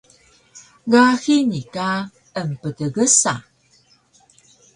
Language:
Taroko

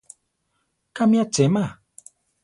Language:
Central Tarahumara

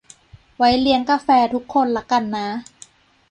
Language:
Thai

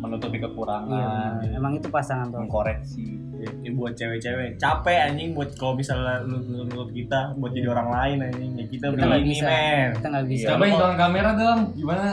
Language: Indonesian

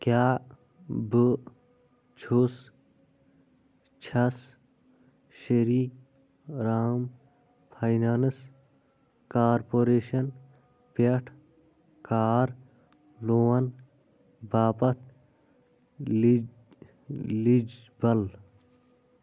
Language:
Kashmiri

